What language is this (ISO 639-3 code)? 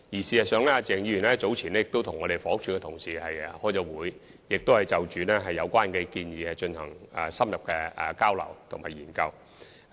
yue